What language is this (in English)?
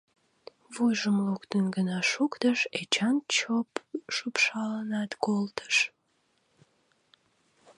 Mari